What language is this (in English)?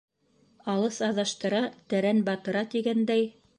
Bashkir